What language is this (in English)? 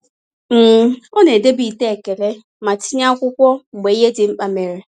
Igbo